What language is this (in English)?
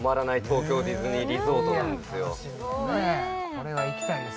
Japanese